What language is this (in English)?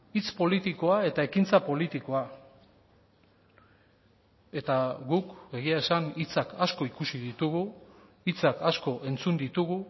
Basque